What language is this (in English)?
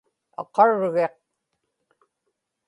Inupiaq